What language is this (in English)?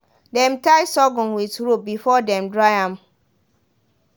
Nigerian Pidgin